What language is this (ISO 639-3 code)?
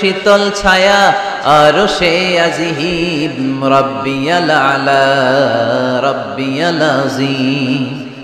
ara